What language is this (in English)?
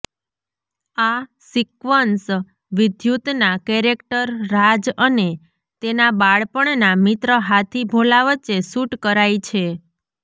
Gujarati